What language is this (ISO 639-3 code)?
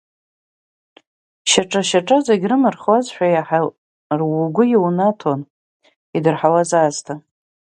abk